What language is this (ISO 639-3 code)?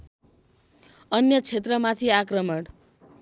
nep